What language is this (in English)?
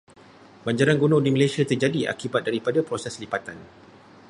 Malay